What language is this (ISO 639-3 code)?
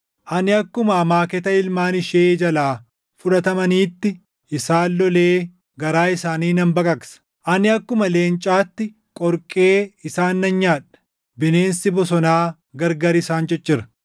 orm